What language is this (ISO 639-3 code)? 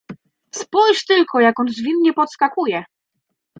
pol